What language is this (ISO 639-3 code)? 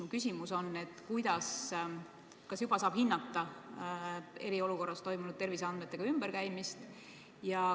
est